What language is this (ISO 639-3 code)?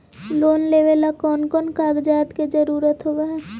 mag